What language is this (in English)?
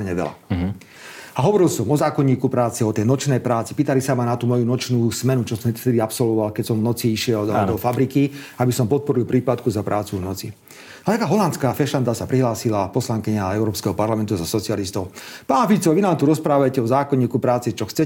Slovak